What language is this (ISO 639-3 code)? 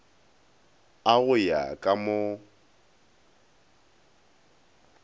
nso